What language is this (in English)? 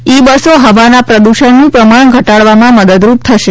Gujarati